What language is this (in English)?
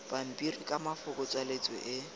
Tswana